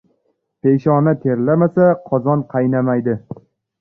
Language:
Uzbek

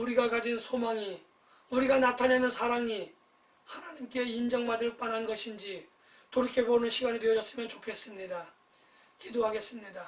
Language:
Korean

